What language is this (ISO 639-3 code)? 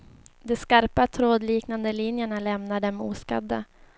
swe